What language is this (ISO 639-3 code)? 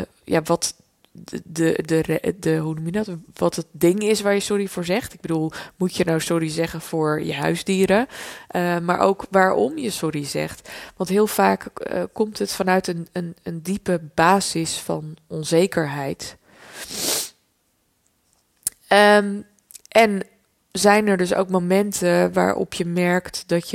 nld